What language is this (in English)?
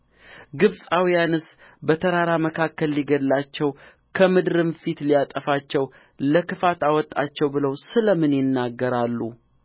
Amharic